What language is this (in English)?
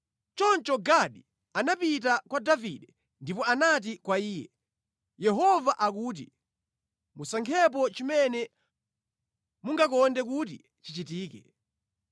Nyanja